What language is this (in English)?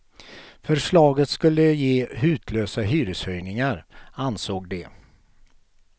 Swedish